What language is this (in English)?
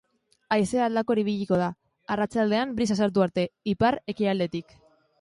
Basque